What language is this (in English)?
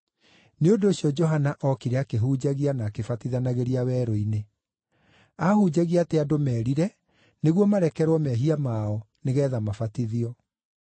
Kikuyu